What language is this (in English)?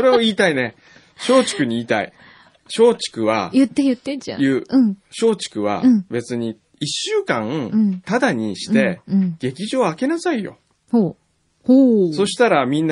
Japanese